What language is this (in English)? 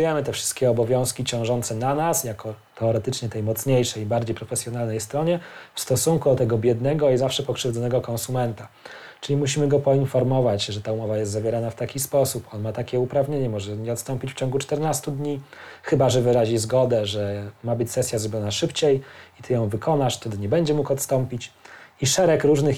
Polish